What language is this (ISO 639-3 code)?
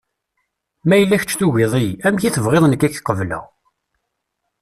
kab